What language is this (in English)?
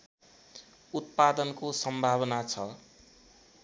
Nepali